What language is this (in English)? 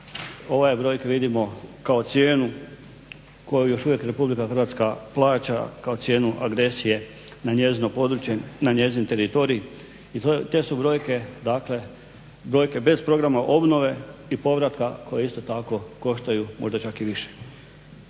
Croatian